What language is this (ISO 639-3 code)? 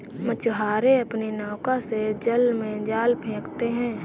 hin